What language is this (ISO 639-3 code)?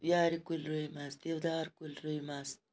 kas